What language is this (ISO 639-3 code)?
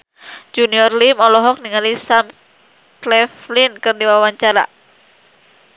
sun